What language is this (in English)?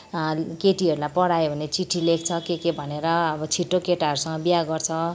Nepali